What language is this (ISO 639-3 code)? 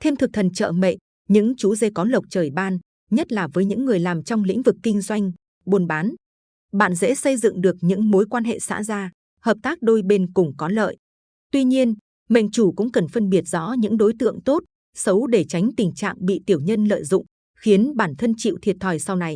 vie